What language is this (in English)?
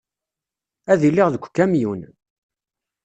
Kabyle